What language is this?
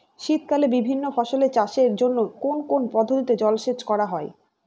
Bangla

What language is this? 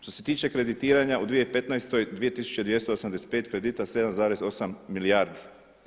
Croatian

